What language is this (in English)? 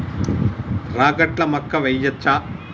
Telugu